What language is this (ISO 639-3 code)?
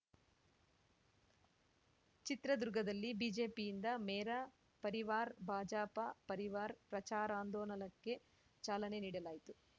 kan